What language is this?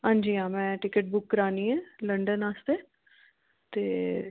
Dogri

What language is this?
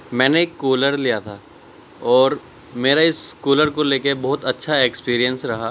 Urdu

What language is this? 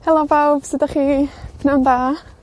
Welsh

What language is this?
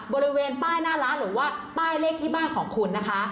Thai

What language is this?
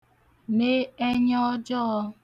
Igbo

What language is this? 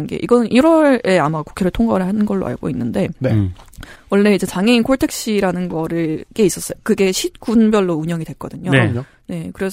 Korean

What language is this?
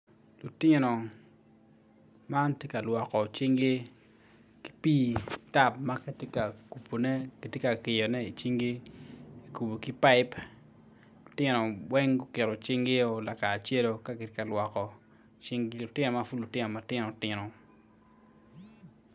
Acoli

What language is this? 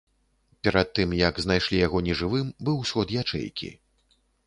Belarusian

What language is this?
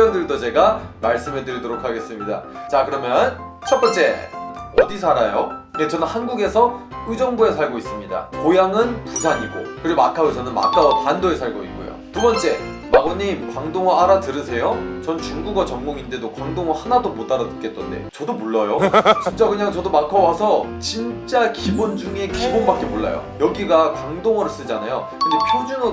Korean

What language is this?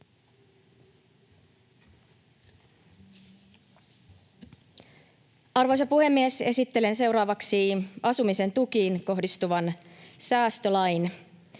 Finnish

